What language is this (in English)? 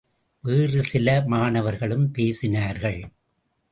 Tamil